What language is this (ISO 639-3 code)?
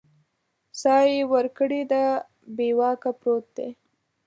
pus